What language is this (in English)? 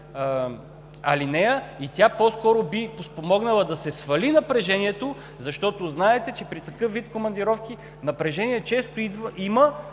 Bulgarian